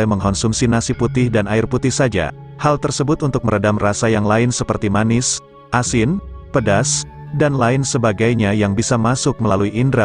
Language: Indonesian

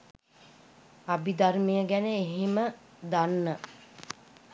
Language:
Sinhala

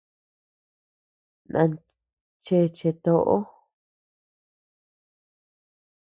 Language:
Tepeuxila Cuicatec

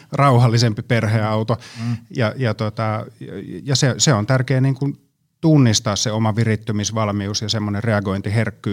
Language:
Finnish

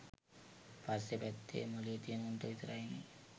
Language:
Sinhala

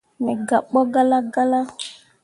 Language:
Mundang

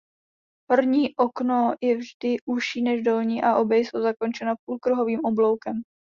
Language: Czech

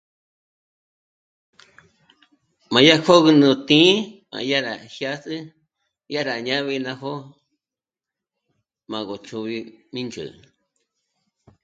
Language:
Michoacán Mazahua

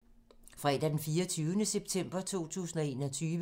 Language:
Danish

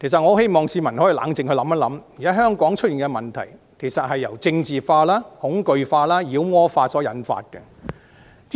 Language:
Cantonese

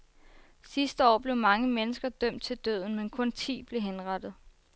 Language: Danish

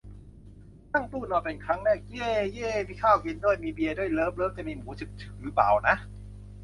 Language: Thai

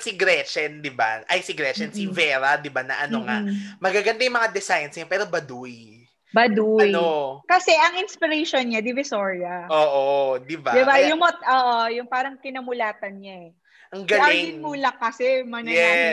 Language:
Filipino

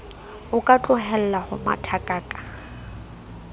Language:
Southern Sotho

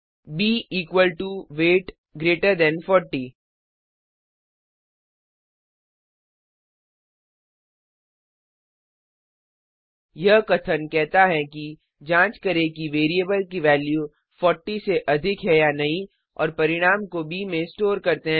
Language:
Hindi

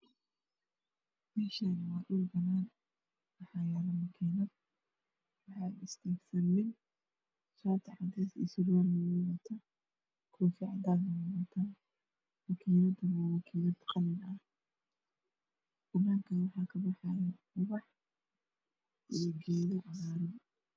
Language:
Somali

